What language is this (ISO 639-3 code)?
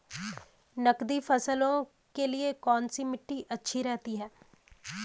hin